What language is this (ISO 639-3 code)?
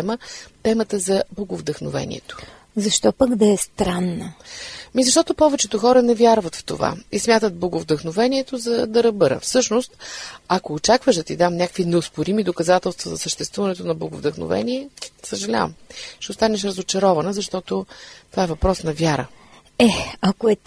bul